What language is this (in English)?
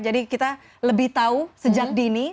Indonesian